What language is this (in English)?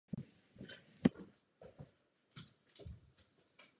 Czech